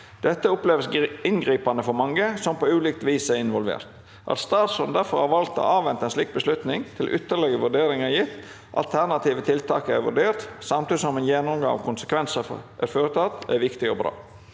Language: Norwegian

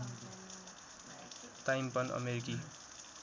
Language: Nepali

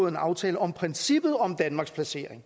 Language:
Danish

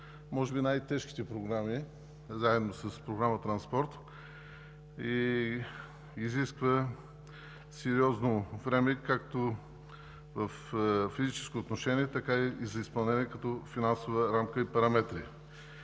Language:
Bulgarian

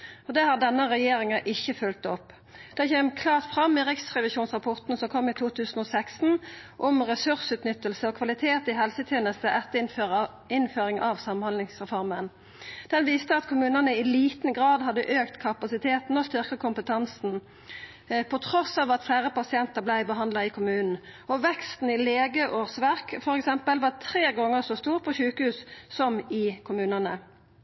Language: Norwegian Nynorsk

